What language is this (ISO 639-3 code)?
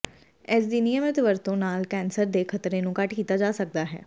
pan